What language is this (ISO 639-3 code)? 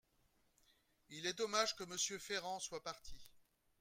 fra